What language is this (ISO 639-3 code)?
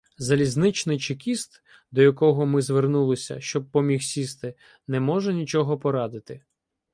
ukr